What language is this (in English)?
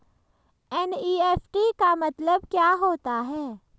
Hindi